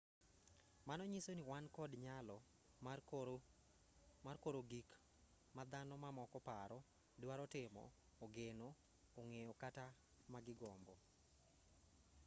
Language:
Luo (Kenya and Tanzania)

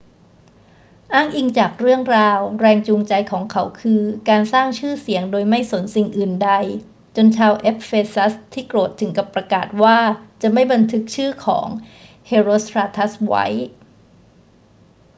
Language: Thai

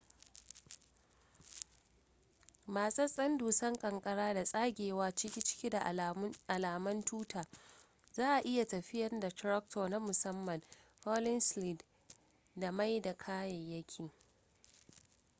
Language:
Hausa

